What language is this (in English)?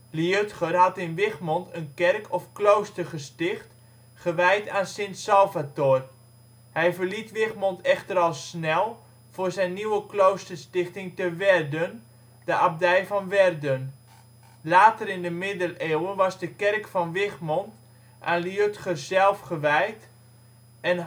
Dutch